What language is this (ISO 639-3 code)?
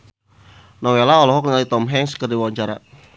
sun